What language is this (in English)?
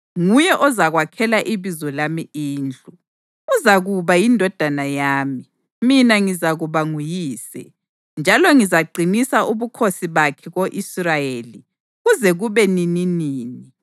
North Ndebele